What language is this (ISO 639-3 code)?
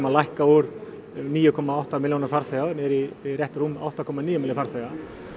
isl